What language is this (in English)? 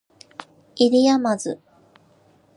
Japanese